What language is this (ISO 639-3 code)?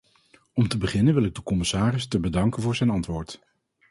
nld